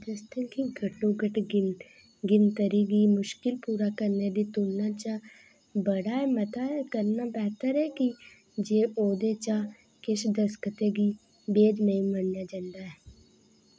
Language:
Dogri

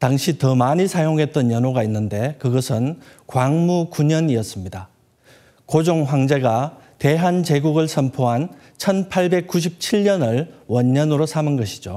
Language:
Korean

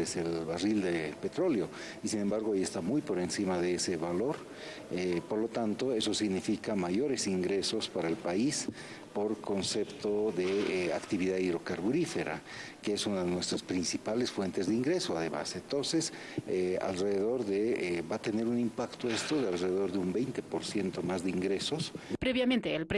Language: Spanish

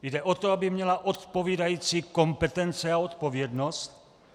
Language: Czech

